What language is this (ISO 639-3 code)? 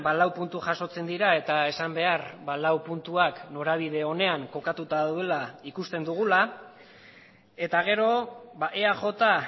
eus